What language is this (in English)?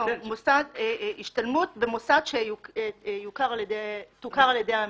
Hebrew